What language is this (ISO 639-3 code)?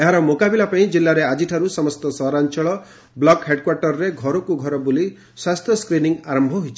ori